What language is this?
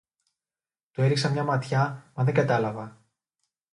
Greek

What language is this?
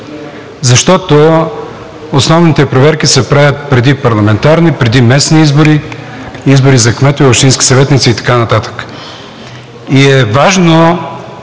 Bulgarian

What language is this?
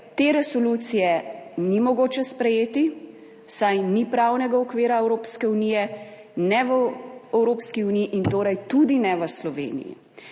Slovenian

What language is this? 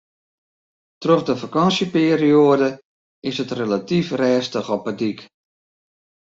Western Frisian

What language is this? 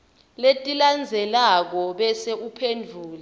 Swati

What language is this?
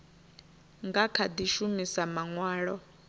Venda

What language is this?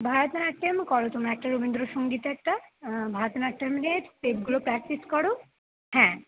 Bangla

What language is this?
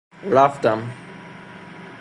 Persian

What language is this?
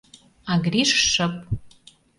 Mari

